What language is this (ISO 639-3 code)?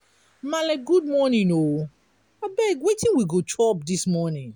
pcm